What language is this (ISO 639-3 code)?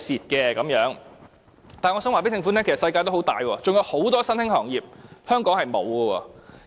yue